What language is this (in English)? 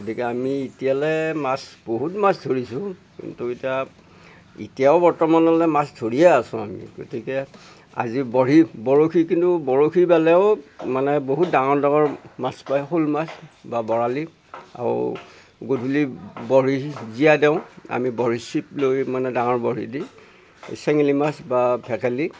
Assamese